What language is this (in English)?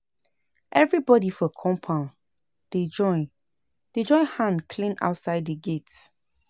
Nigerian Pidgin